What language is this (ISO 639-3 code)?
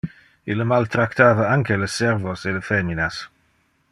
ina